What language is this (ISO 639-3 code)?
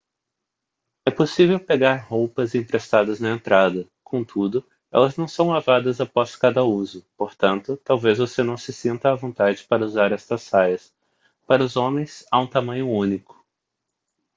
por